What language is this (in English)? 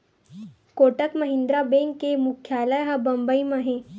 Chhattisgarhi